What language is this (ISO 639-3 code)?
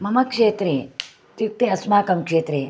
san